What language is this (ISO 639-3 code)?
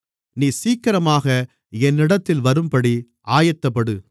tam